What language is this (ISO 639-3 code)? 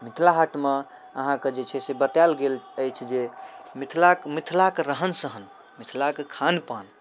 mai